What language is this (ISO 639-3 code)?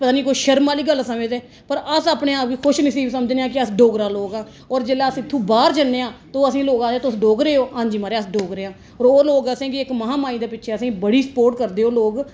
doi